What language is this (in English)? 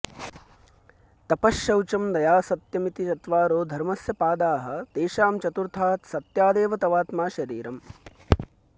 Sanskrit